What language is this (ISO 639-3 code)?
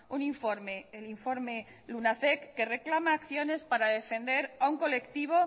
spa